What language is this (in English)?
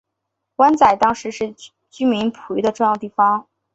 Chinese